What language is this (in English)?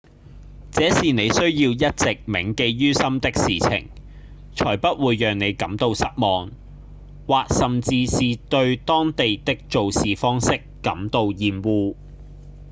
Cantonese